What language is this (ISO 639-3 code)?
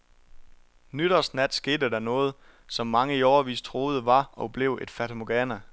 dan